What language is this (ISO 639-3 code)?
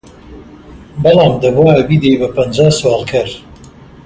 ckb